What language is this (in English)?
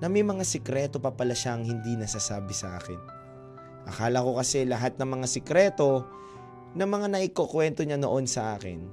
Filipino